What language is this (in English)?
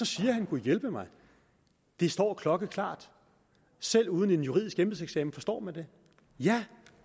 Danish